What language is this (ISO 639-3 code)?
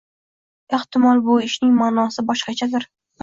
uzb